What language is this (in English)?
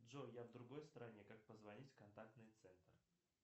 Russian